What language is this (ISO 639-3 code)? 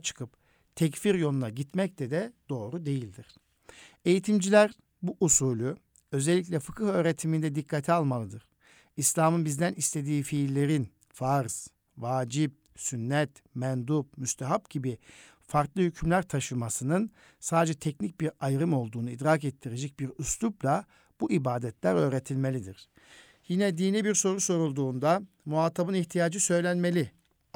tur